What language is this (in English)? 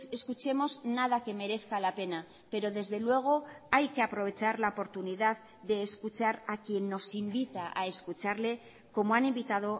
Spanish